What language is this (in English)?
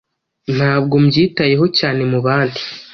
Kinyarwanda